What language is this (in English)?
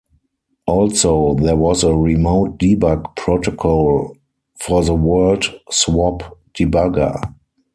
English